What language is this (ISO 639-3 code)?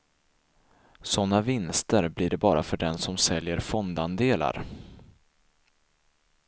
swe